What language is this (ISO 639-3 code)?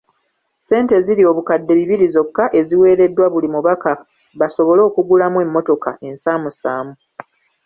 lug